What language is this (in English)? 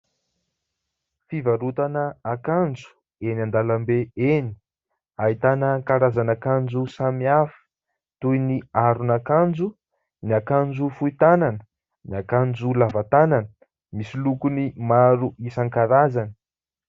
Malagasy